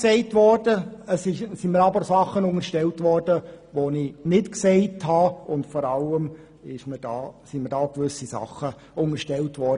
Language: Swiss German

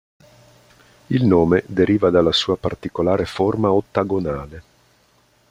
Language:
Italian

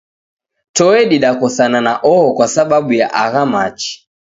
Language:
Taita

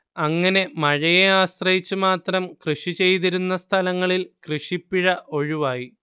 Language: Malayalam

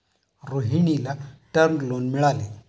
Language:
Marathi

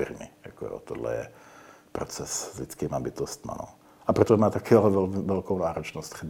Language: Czech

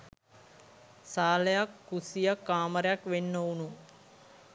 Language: Sinhala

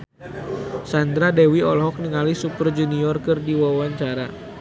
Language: Sundanese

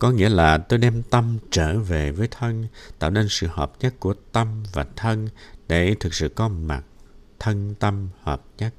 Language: Vietnamese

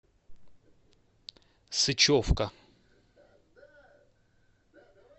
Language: Russian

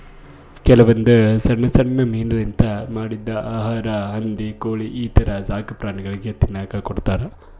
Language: Kannada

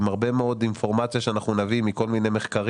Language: Hebrew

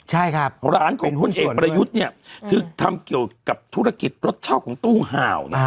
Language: Thai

